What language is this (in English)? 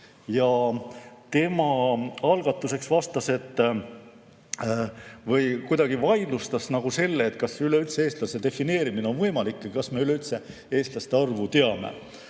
Estonian